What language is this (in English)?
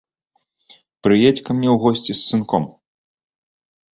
Belarusian